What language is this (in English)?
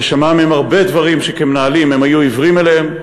Hebrew